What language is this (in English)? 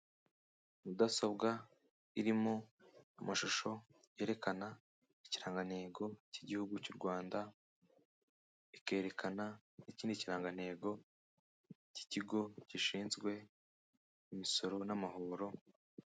Kinyarwanda